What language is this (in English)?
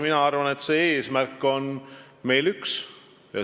Estonian